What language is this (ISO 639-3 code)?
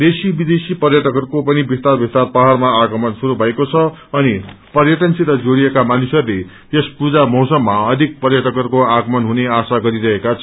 nep